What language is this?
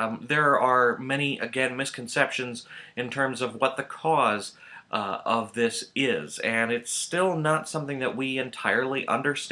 English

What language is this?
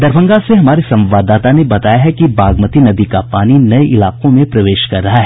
Hindi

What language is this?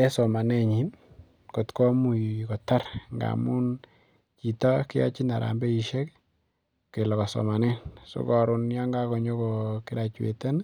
Kalenjin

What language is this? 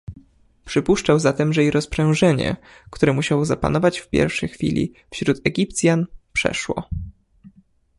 Polish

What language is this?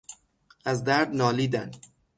Persian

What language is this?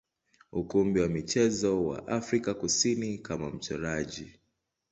Swahili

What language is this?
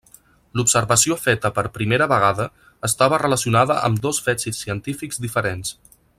Catalan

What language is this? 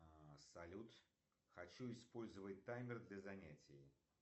Russian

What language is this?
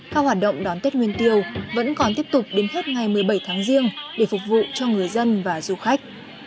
Vietnamese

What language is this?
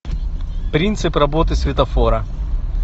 Russian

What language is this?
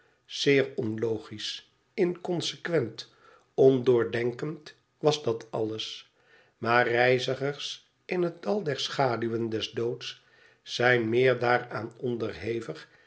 Dutch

